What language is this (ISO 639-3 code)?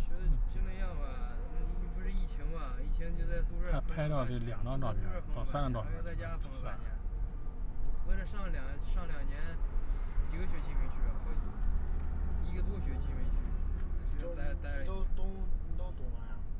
zho